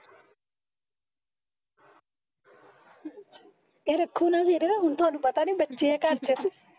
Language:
Punjabi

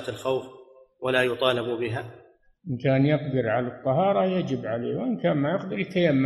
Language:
Arabic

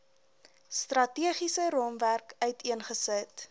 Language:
Afrikaans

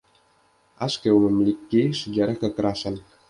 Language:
Indonesian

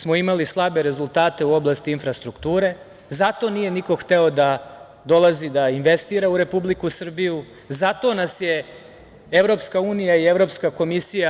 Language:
Serbian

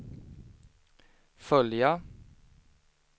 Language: Swedish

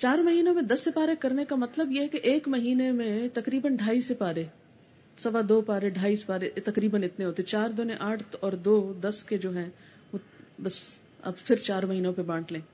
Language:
Urdu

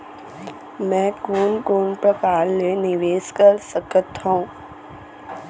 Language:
Chhattisgarhi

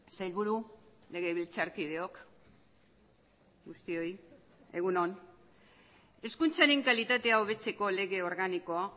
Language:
Basque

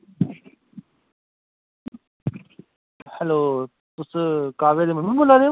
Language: Dogri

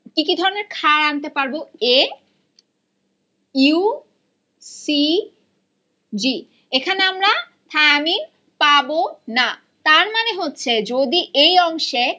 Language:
Bangla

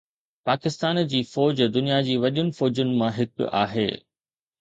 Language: Sindhi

